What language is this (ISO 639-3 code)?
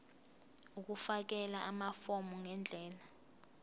zul